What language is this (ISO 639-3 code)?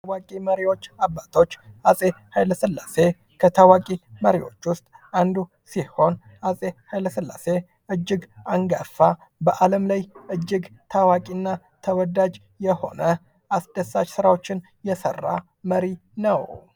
amh